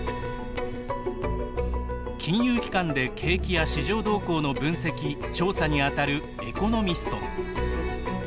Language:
Japanese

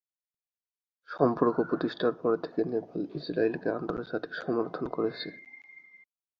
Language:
Bangla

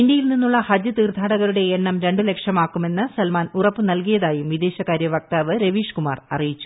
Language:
Malayalam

